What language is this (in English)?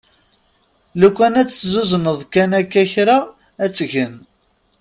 Kabyle